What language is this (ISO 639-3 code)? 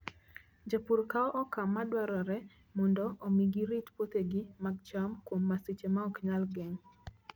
luo